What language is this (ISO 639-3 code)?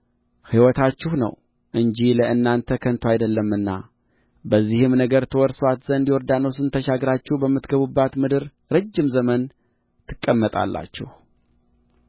amh